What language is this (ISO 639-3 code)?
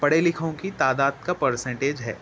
urd